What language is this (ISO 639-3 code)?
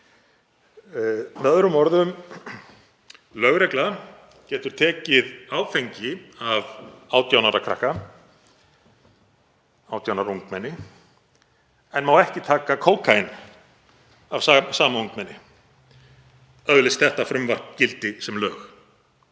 isl